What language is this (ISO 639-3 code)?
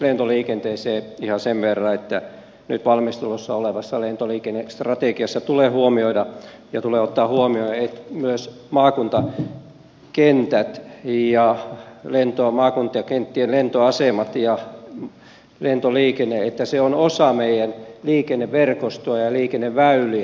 fin